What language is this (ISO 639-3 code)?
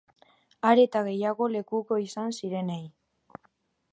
eus